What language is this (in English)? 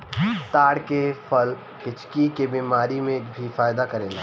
Bhojpuri